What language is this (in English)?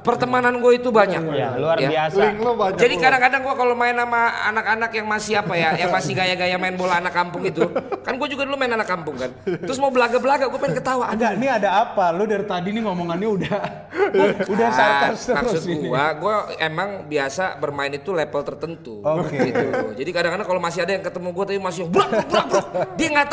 Indonesian